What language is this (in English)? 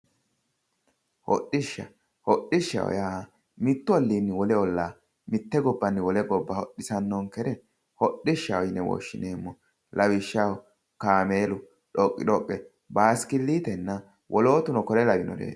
Sidamo